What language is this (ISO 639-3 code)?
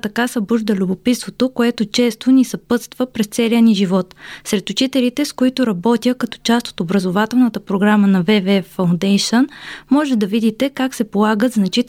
bul